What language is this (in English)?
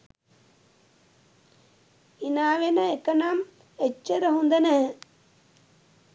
Sinhala